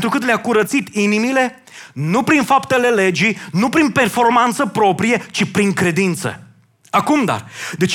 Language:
Romanian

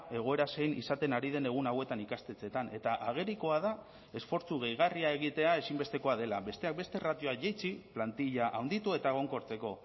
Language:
Basque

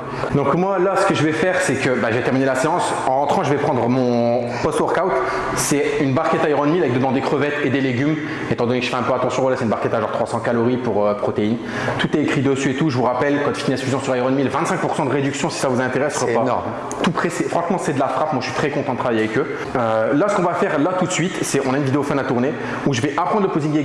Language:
French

